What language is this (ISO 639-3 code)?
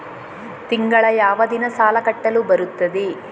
kan